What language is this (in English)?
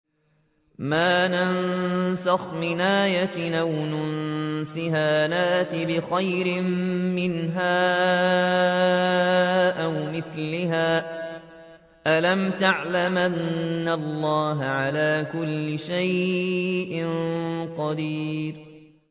Arabic